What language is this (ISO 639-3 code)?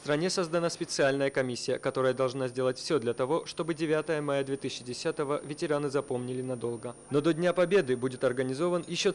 rus